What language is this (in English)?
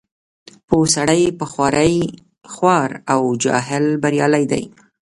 Pashto